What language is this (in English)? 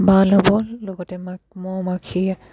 Assamese